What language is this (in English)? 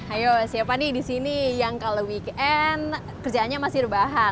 Indonesian